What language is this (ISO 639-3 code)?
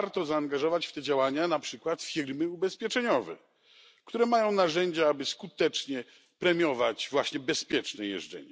pol